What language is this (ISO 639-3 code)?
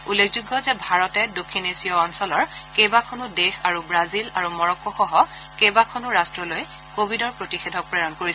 asm